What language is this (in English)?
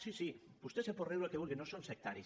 Catalan